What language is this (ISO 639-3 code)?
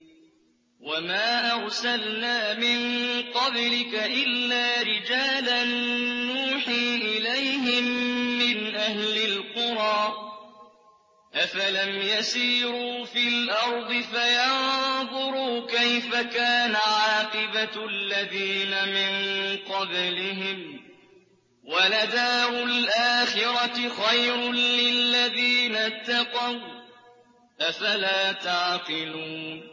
ara